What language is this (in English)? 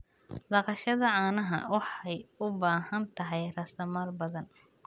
Somali